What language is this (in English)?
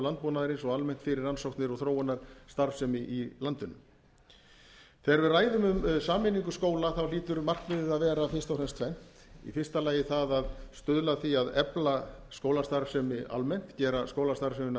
Icelandic